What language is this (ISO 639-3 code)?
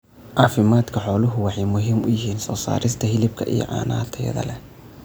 som